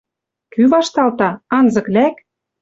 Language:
Western Mari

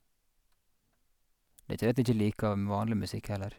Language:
Norwegian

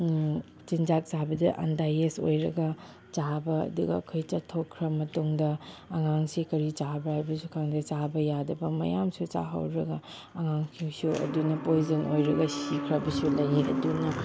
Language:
Manipuri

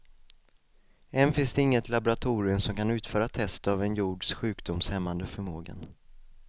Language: Swedish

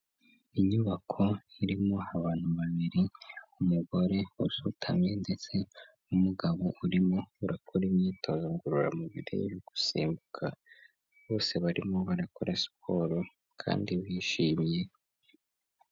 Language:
Kinyarwanda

